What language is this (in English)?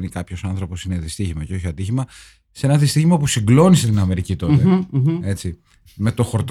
Greek